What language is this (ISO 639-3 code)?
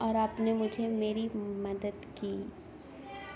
urd